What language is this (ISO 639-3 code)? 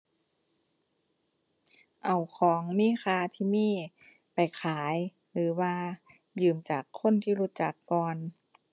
tha